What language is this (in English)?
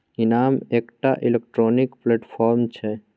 Maithili